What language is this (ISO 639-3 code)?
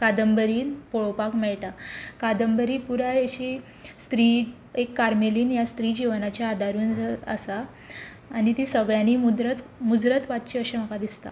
kok